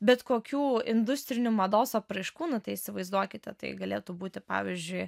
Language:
Lithuanian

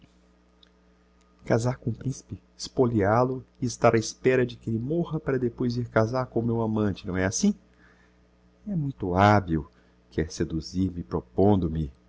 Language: Portuguese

